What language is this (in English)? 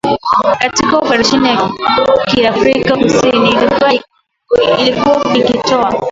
Swahili